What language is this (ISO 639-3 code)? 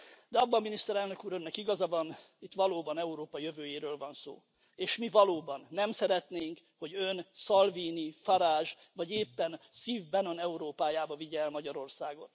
hun